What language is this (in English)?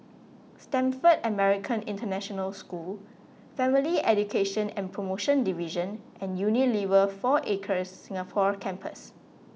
English